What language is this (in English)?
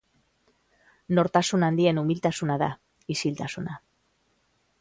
Basque